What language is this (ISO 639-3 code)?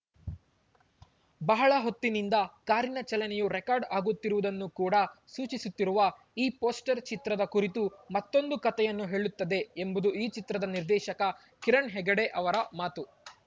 kan